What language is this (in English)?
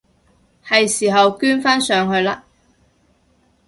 Cantonese